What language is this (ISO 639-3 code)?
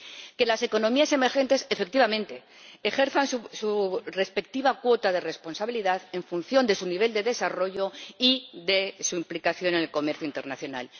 spa